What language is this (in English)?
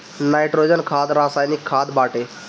Bhojpuri